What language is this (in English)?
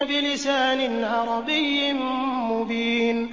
Arabic